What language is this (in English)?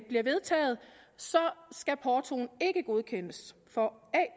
Danish